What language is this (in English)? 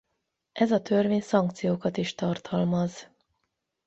Hungarian